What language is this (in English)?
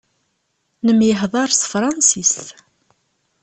Kabyle